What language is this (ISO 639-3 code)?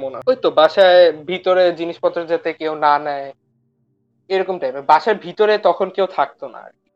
ben